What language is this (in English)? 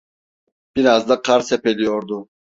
Turkish